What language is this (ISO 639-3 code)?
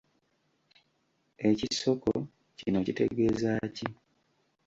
lug